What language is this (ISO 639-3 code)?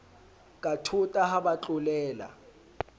sot